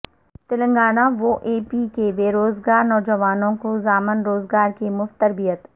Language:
Urdu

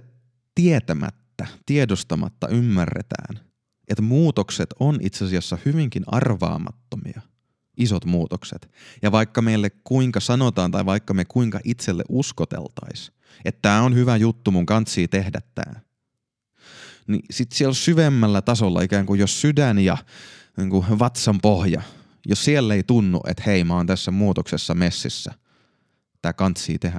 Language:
Finnish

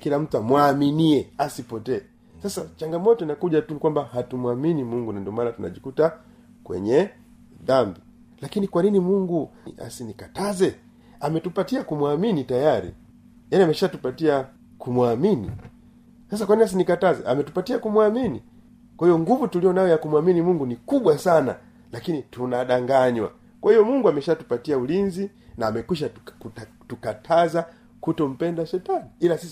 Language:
Swahili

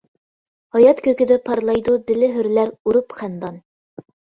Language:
Uyghur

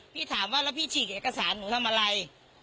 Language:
Thai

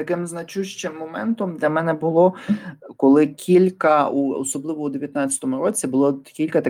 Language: Ukrainian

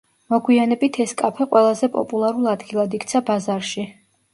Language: Georgian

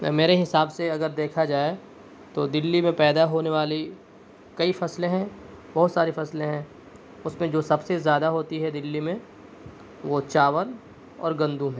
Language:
Urdu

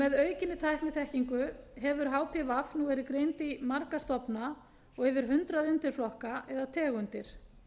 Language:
Icelandic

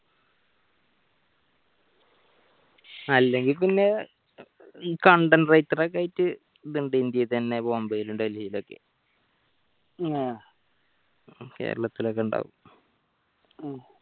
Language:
Malayalam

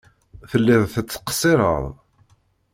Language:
Kabyle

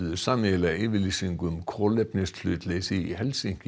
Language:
Icelandic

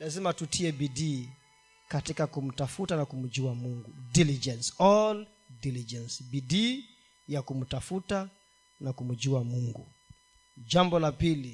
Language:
Swahili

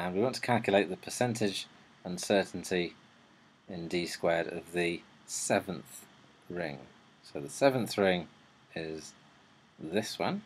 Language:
English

